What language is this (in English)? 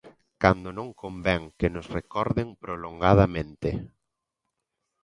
Galician